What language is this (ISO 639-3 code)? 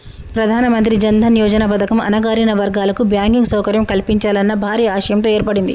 tel